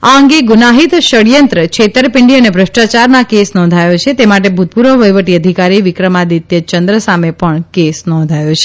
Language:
Gujarati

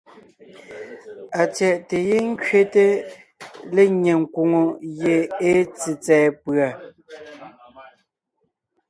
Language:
Ngiemboon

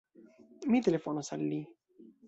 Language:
Esperanto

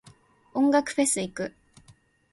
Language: Japanese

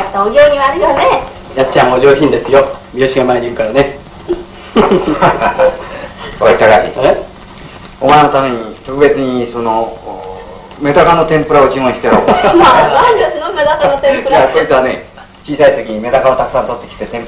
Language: Japanese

